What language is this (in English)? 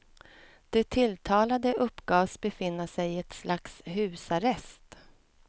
Swedish